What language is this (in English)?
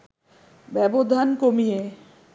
Bangla